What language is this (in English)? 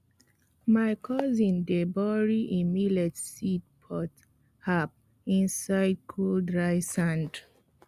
Nigerian Pidgin